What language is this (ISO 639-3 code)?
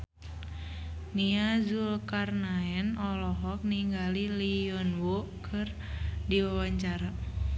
sun